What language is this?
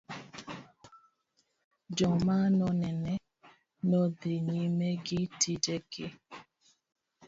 Luo (Kenya and Tanzania)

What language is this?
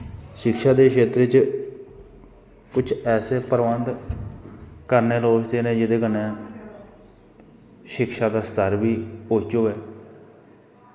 Dogri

